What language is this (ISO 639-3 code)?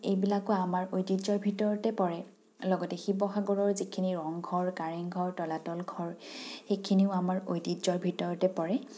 asm